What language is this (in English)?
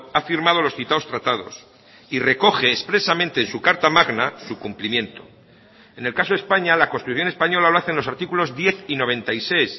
Spanish